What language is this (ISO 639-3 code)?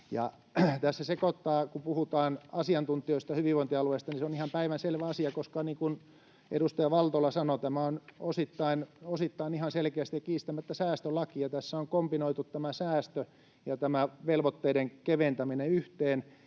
fin